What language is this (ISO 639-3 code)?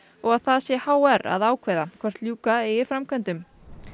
isl